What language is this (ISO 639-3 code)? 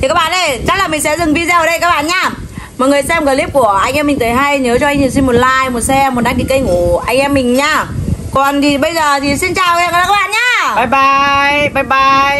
vie